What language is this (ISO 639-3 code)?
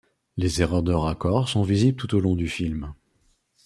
fra